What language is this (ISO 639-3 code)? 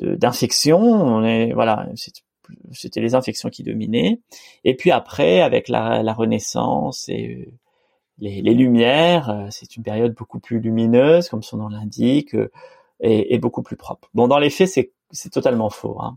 fra